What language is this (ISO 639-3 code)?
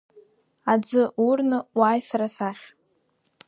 abk